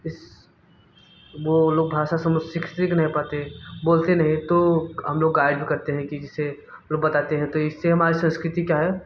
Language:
Hindi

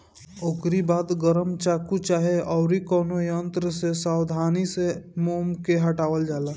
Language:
Bhojpuri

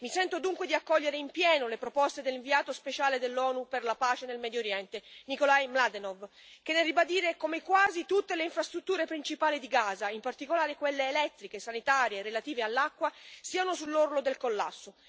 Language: Italian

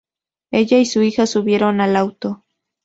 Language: Spanish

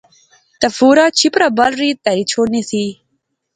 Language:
Pahari-Potwari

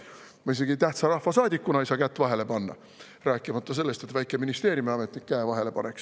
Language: Estonian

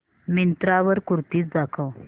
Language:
Marathi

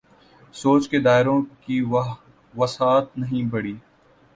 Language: Urdu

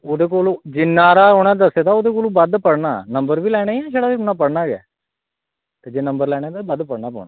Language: Dogri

